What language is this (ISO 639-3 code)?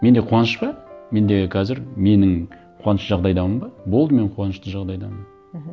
kaz